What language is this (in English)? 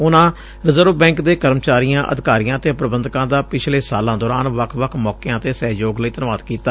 Punjabi